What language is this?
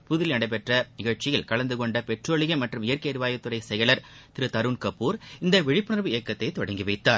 Tamil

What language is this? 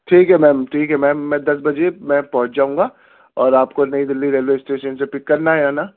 Urdu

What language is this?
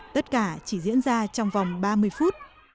Vietnamese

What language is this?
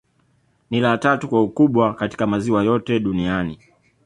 Swahili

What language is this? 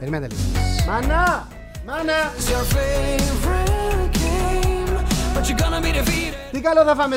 Greek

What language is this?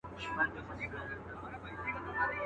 Pashto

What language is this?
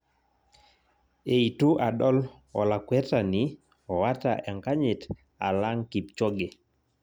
Masai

